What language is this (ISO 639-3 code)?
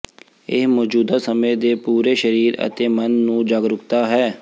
pan